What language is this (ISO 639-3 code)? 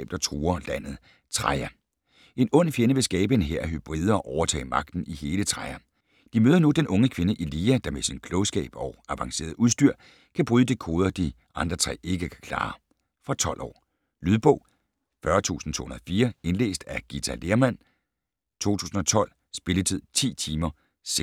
dan